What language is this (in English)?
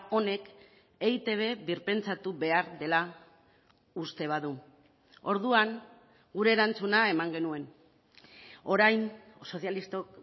Basque